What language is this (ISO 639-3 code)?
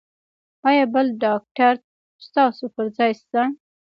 pus